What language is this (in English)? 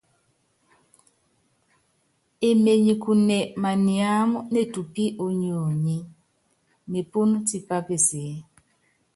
Yangben